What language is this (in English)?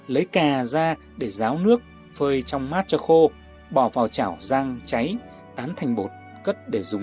Vietnamese